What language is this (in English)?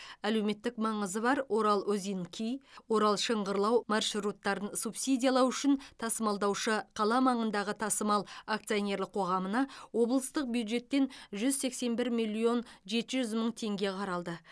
Kazakh